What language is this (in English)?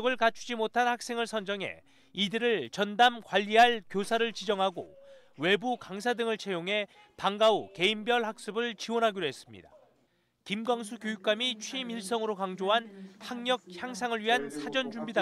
Korean